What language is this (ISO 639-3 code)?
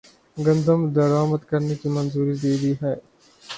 urd